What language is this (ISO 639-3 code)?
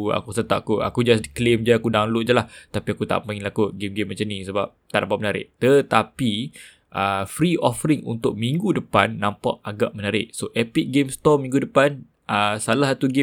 msa